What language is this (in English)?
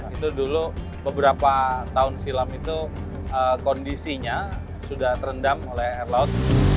Indonesian